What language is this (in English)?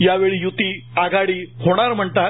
Marathi